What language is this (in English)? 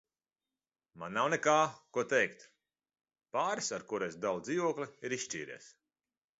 Latvian